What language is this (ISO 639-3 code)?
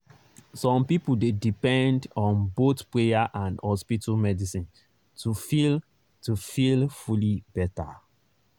pcm